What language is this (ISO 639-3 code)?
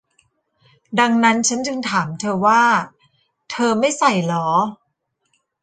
tha